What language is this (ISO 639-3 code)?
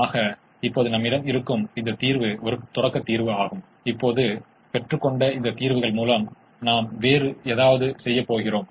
tam